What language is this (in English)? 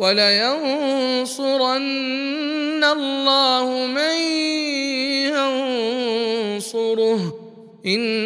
Arabic